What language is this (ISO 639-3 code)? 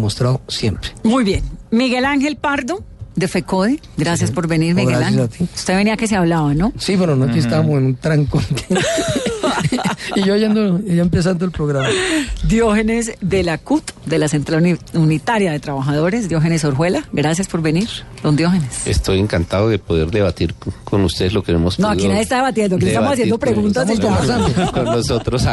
spa